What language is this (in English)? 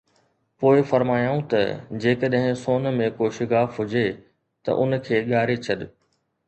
Sindhi